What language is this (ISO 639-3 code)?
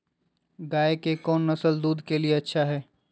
mag